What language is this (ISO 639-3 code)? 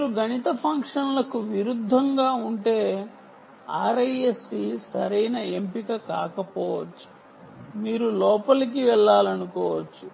tel